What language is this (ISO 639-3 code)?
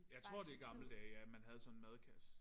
dan